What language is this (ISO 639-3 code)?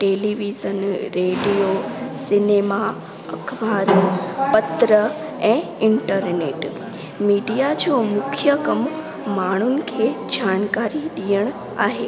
snd